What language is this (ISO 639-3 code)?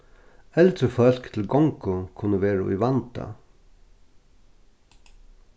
fao